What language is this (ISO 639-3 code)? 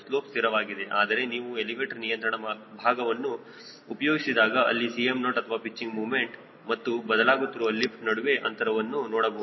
kan